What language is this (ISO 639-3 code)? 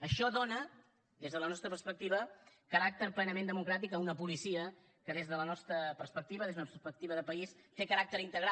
cat